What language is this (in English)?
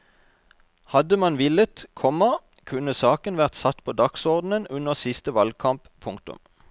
Norwegian